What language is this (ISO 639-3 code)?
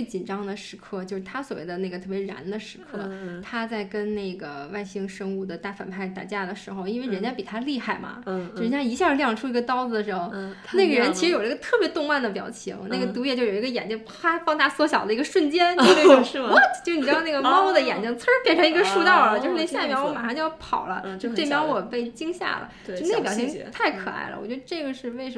zho